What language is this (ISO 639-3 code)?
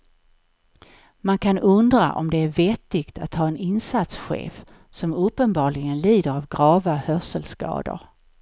swe